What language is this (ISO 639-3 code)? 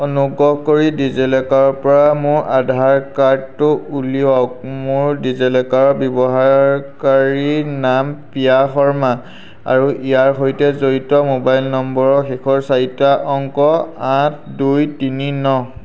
asm